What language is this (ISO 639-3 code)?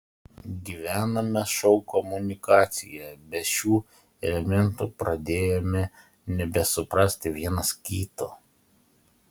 lit